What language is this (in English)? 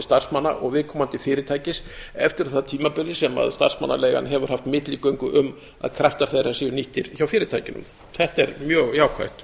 Icelandic